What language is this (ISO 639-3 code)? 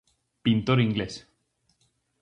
glg